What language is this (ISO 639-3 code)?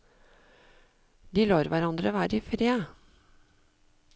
nor